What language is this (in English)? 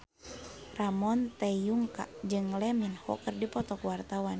Sundanese